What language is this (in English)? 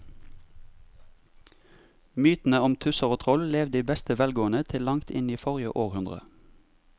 Norwegian